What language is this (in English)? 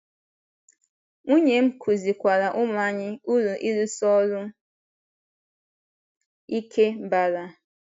Igbo